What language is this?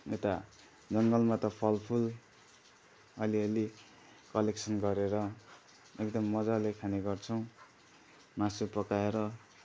Nepali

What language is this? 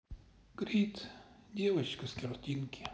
Russian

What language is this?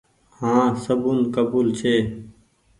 Goaria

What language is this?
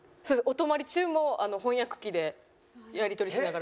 Japanese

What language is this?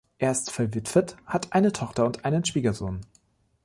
German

